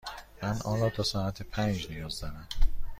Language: Persian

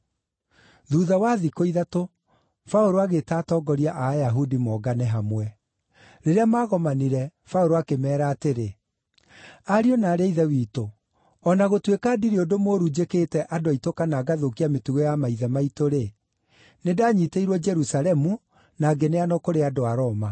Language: Kikuyu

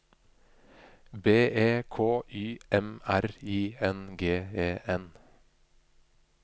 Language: Norwegian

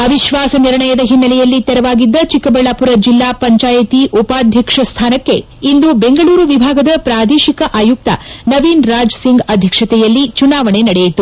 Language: Kannada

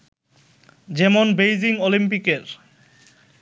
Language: Bangla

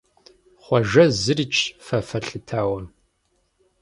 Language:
Kabardian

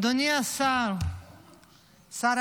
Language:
Hebrew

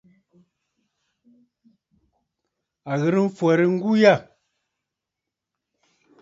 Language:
Bafut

